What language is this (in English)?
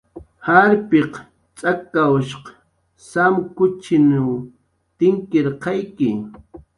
Jaqaru